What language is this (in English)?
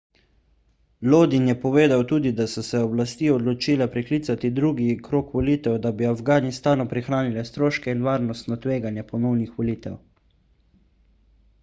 Slovenian